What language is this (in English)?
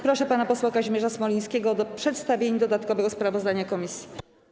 Polish